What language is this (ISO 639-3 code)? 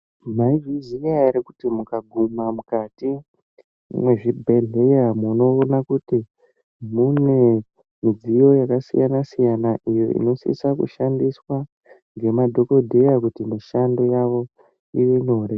ndc